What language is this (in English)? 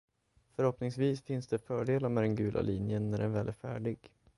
Swedish